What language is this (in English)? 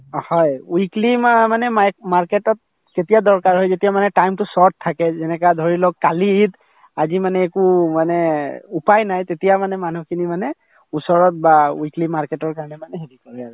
Assamese